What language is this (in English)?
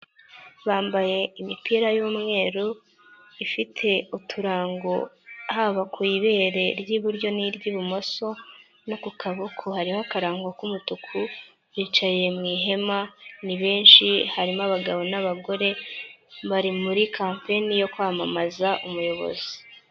Kinyarwanda